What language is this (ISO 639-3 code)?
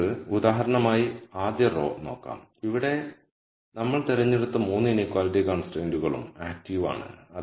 mal